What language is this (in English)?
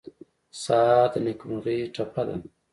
Pashto